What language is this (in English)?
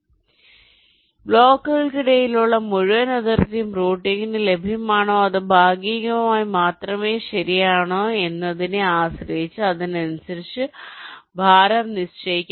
Malayalam